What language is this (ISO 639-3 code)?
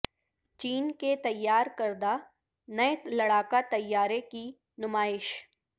urd